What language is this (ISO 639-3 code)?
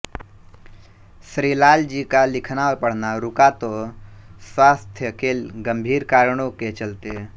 hin